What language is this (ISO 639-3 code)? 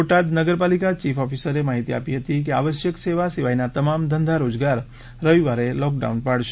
guj